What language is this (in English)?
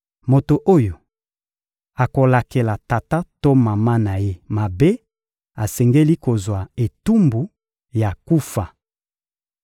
Lingala